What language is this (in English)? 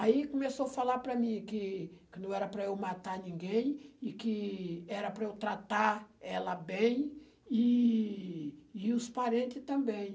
Portuguese